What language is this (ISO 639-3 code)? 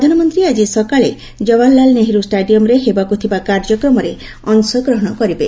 ori